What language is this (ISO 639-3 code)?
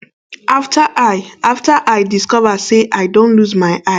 pcm